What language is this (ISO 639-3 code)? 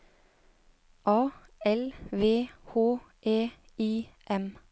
nor